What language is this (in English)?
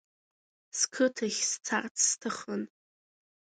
Abkhazian